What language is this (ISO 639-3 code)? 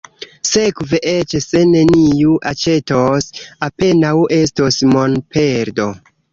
epo